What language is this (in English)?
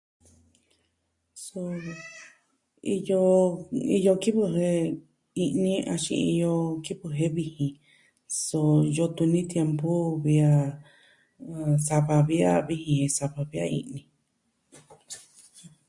Southwestern Tlaxiaco Mixtec